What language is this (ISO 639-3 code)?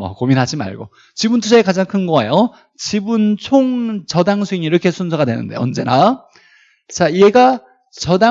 kor